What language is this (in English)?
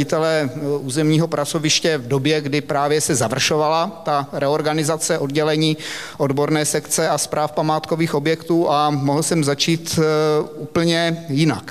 Czech